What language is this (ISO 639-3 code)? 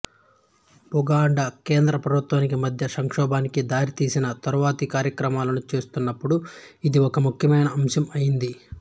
tel